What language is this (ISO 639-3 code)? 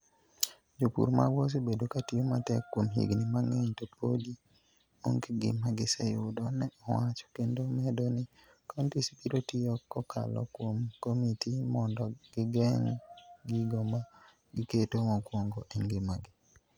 luo